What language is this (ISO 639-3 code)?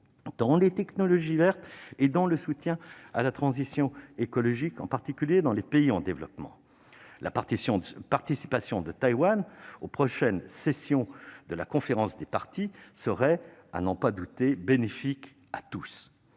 fra